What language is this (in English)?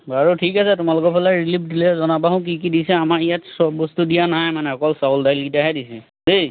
Assamese